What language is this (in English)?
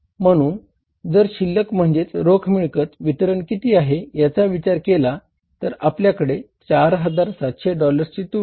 Marathi